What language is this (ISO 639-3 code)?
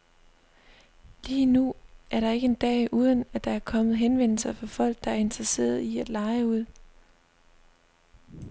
dan